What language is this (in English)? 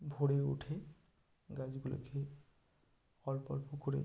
Bangla